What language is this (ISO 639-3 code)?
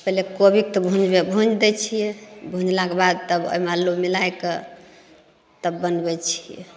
mai